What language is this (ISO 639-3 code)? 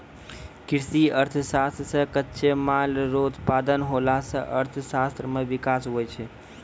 mai